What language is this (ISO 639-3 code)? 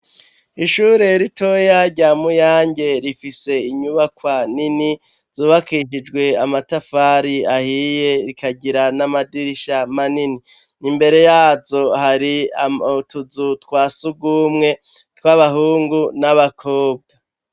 run